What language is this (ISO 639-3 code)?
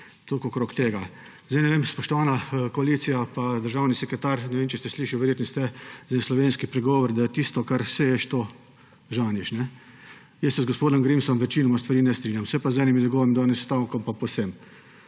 slv